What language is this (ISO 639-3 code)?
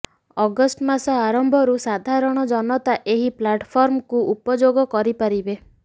ori